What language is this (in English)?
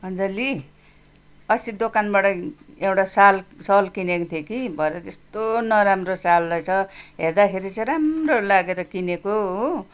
Nepali